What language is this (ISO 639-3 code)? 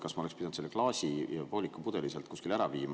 est